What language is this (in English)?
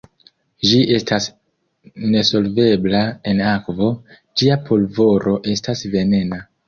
Esperanto